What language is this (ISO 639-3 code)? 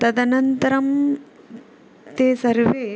san